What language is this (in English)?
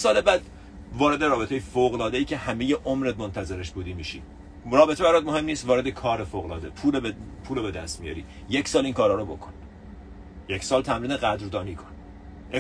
Persian